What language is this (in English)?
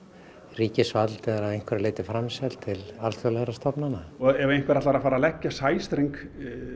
Icelandic